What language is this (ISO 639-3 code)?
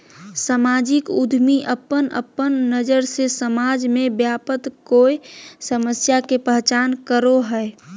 mag